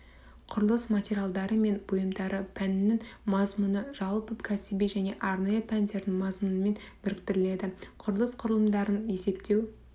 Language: Kazakh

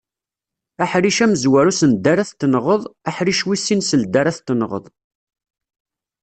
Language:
Kabyle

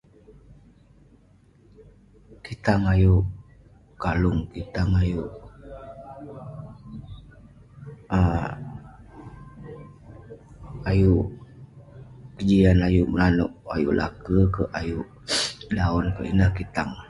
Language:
Western Penan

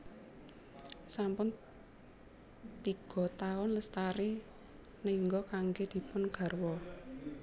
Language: Javanese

